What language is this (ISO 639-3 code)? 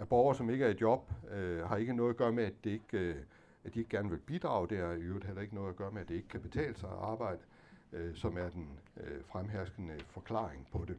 dan